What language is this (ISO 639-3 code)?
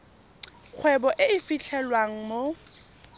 tsn